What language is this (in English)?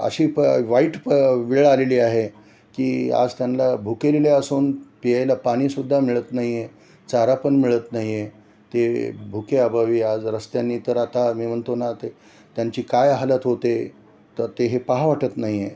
Marathi